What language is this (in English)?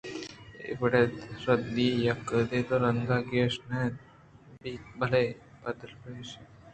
Eastern Balochi